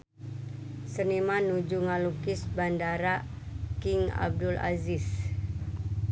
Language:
Sundanese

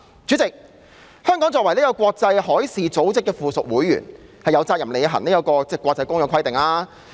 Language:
Cantonese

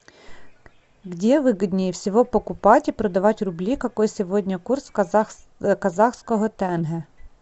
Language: Russian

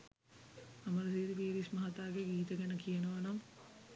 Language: Sinhala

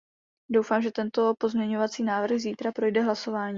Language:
Czech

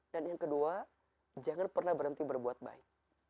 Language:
Indonesian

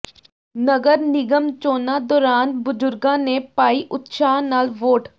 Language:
Punjabi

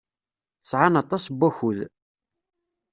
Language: Kabyle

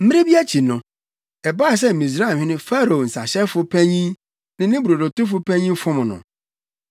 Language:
Akan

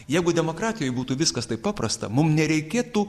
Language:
Lithuanian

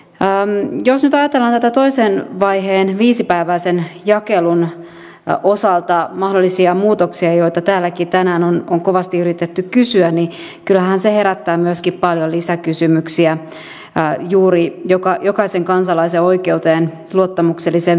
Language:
Finnish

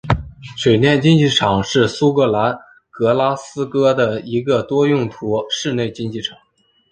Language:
Chinese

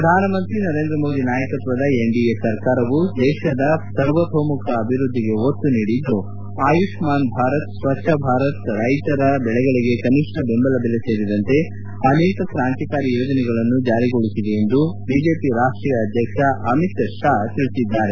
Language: Kannada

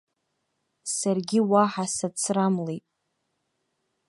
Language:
Abkhazian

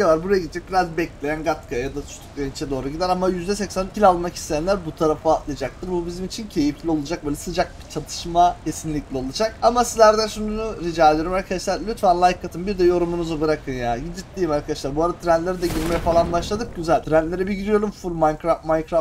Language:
Turkish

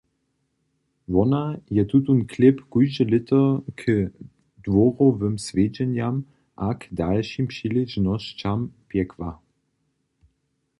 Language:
Upper Sorbian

